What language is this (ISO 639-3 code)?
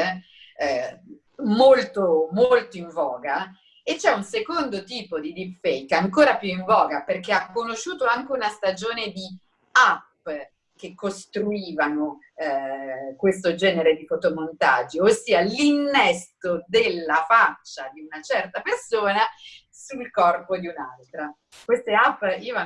ita